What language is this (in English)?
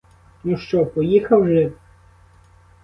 Ukrainian